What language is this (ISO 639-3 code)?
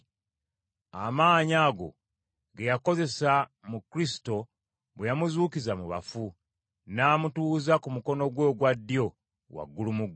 lug